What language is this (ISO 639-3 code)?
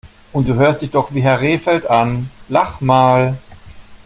deu